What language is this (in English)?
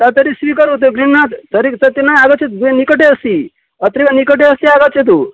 Sanskrit